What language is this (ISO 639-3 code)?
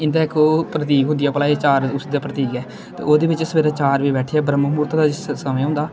doi